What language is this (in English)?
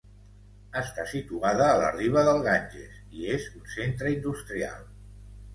Catalan